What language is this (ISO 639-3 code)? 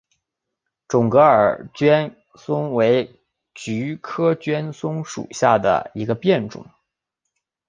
zho